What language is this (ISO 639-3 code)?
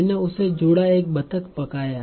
hin